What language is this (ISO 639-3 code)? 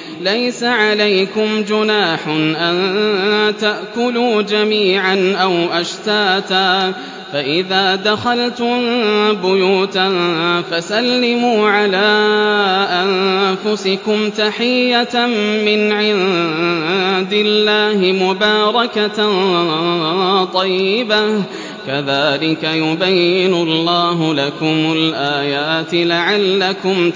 ara